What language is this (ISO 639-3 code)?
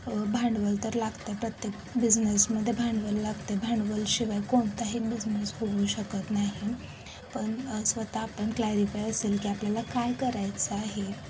mar